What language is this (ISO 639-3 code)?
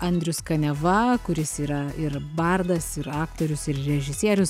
lit